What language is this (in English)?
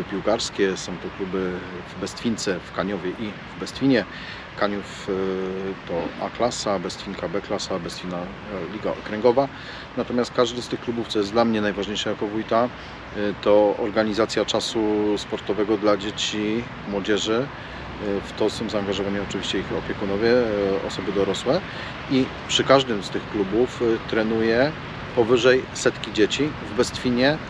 Polish